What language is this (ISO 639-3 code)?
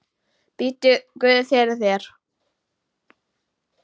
isl